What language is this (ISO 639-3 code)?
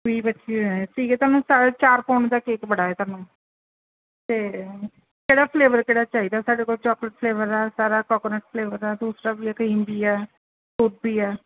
pan